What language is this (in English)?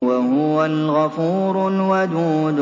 Arabic